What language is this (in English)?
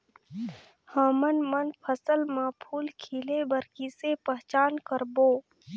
Chhattisgarhi